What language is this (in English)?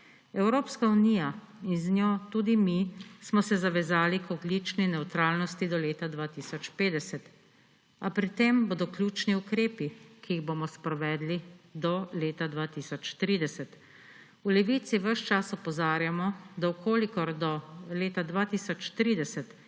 Slovenian